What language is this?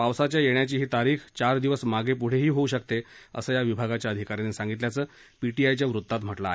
Marathi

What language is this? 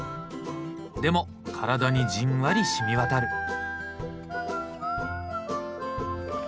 Japanese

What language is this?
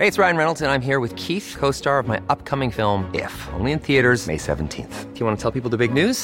Filipino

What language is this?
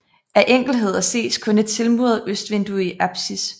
Danish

